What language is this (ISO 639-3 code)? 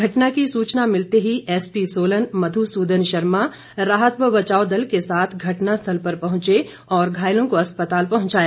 hin